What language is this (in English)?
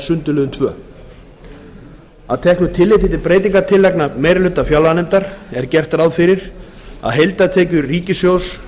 Icelandic